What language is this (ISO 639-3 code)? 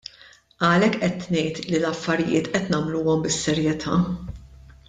mlt